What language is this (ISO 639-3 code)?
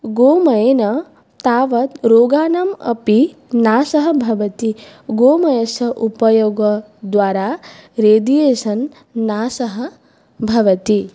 san